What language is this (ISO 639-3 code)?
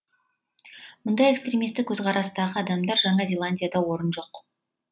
kaz